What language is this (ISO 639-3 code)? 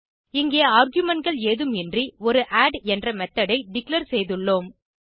tam